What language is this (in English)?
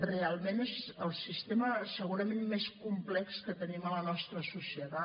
Catalan